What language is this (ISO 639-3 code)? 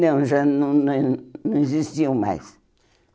por